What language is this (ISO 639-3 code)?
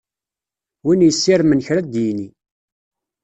kab